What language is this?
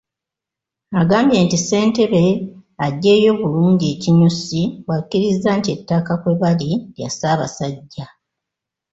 Ganda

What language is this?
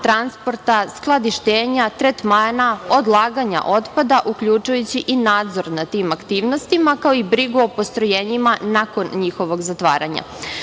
Serbian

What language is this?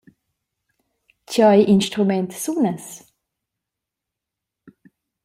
Romansh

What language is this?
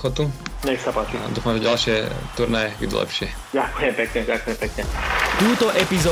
Slovak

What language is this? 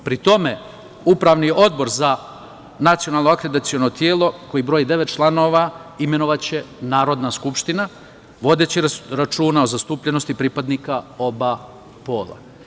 Serbian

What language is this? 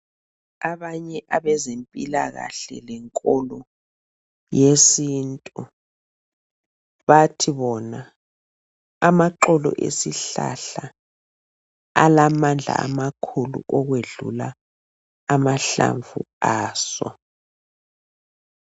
North Ndebele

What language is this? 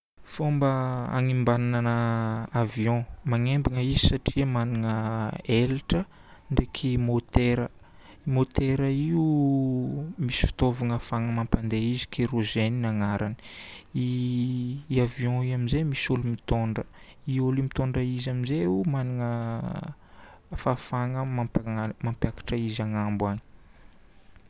Northern Betsimisaraka Malagasy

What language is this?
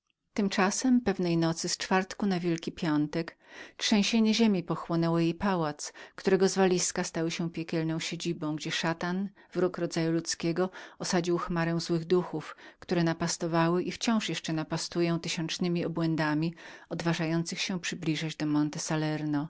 Polish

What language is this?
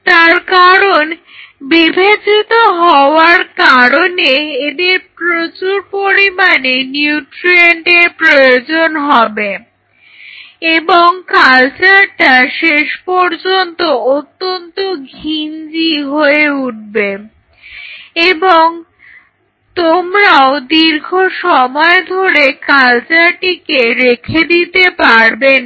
Bangla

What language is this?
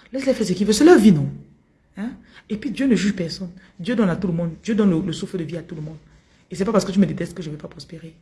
French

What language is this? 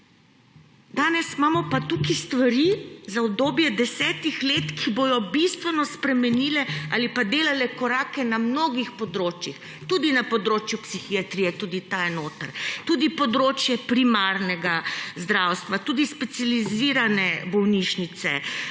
Slovenian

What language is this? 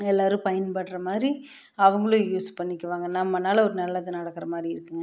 Tamil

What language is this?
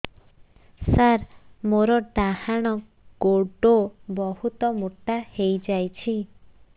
Odia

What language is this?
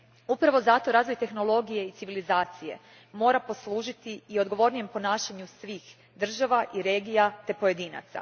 Croatian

